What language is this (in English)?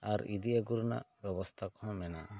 Santali